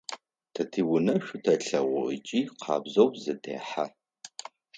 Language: Adyghe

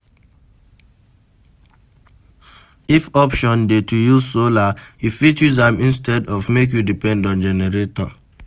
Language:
Nigerian Pidgin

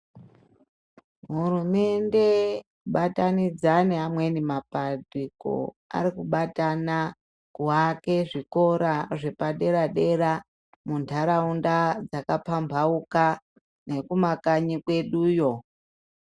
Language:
Ndau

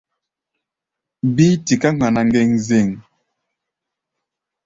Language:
Gbaya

